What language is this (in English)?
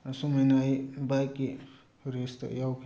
Manipuri